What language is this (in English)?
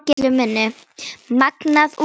Icelandic